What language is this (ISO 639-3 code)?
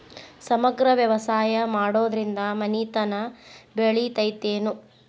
kan